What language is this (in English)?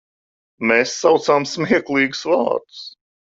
Latvian